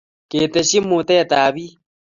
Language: Kalenjin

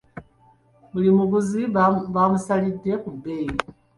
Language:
Ganda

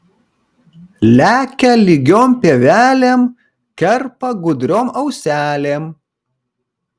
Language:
Lithuanian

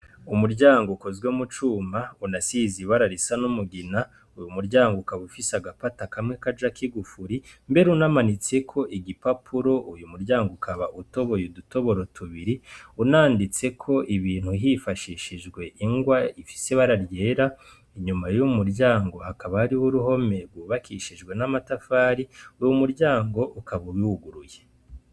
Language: Rundi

